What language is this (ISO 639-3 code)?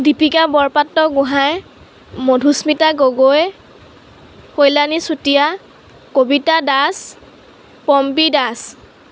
asm